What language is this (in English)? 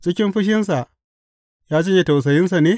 Hausa